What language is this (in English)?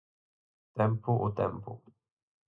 Galician